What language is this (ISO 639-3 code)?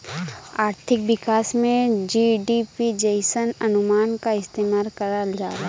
bho